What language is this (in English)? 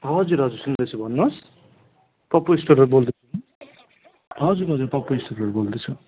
Nepali